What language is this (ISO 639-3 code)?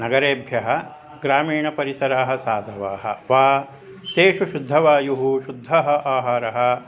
san